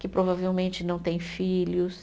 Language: Portuguese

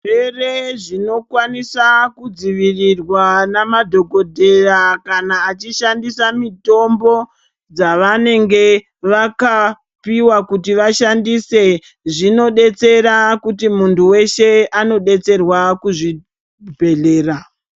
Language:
Ndau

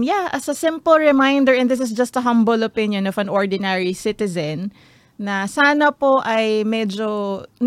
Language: Filipino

